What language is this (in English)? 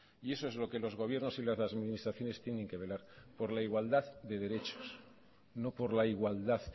Spanish